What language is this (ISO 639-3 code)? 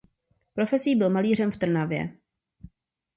ces